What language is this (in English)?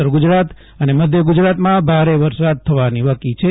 Gujarati